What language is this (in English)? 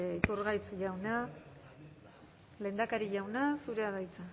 Basque